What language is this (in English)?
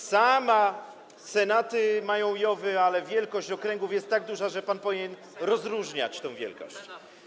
Polish